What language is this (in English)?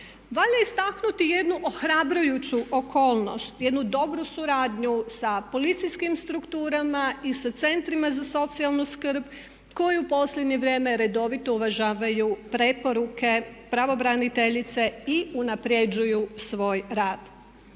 Croatian